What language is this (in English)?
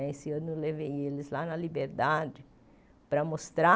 Portuguese